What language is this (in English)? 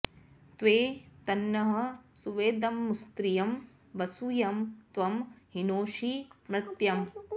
Sanskrit